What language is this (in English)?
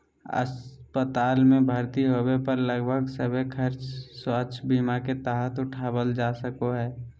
Magahi